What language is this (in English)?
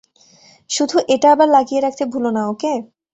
Bangla